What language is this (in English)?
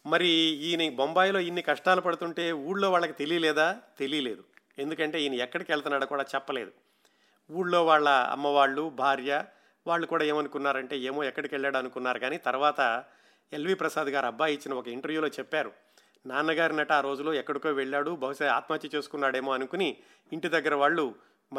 Telugu